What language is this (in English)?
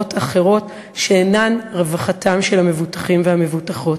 Hebrew